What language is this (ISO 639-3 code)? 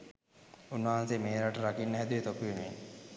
sin